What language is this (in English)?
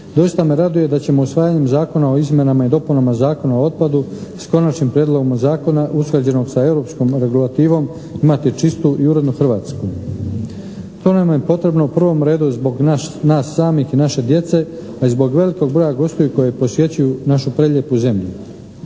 Croatian